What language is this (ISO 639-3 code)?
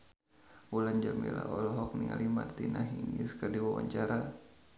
sun